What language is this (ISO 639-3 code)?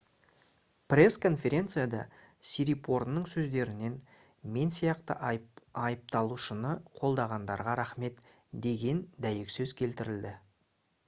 kaz